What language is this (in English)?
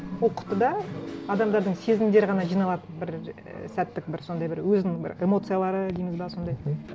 Kazakh